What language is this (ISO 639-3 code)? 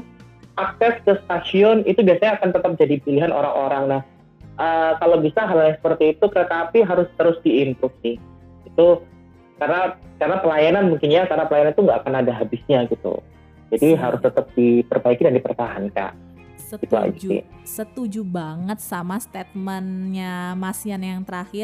ind